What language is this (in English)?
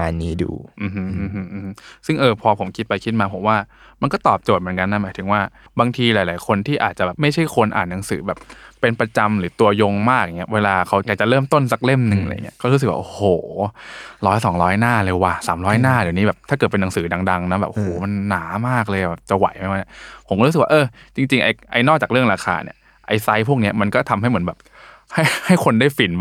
Thai